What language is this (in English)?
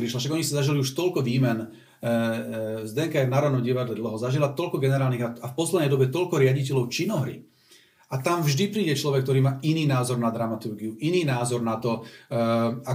Slovak